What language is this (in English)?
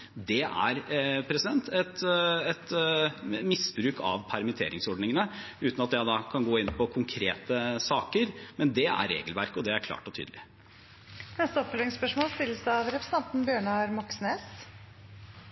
Norwegian